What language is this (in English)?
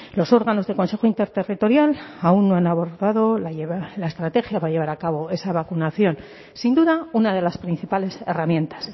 Spanish